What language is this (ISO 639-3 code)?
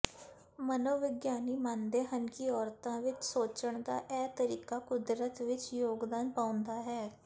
pan